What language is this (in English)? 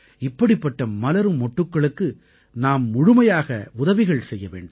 Tamil